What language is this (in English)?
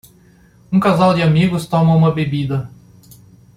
Portuguese